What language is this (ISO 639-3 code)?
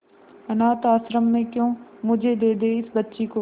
hin